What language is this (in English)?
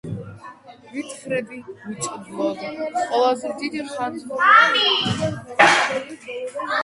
Georgian